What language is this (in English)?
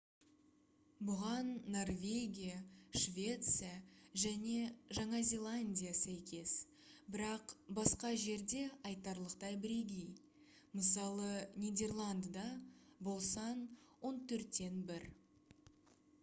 Kazakh